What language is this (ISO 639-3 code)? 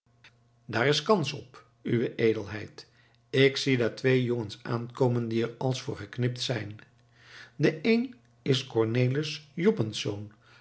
nld